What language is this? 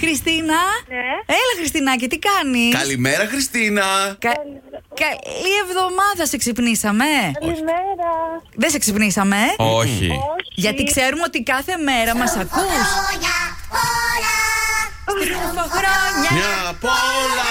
Greek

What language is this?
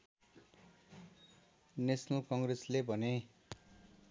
Nepali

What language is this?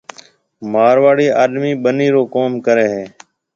Marwari (Pakistan)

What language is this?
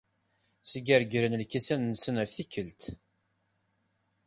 Kabyle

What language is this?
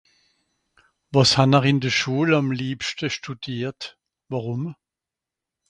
Swiss German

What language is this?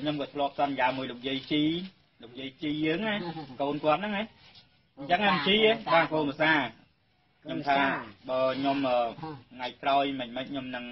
Vietnamese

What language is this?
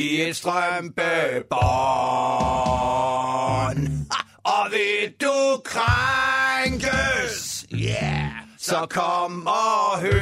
Danish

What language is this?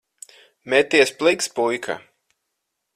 Latvian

